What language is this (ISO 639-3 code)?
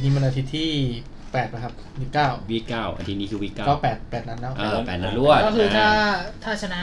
tha